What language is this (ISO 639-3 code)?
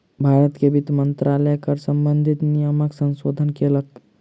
mai